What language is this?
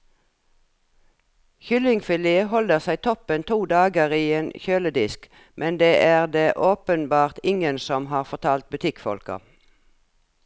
Norwegian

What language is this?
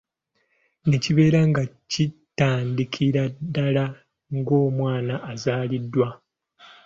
Ganda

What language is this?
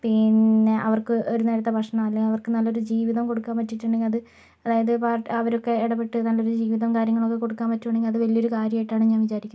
Malayalam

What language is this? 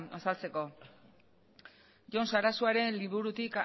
Basque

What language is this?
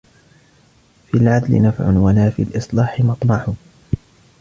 Arabic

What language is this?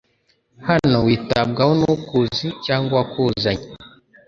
Kinyarwanda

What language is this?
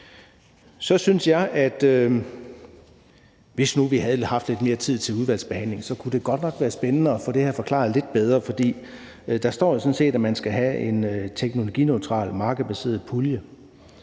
Danish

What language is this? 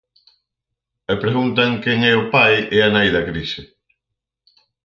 Galician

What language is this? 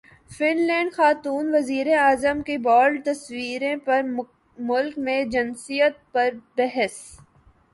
Urdu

